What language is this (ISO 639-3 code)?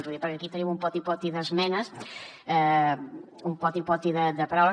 cat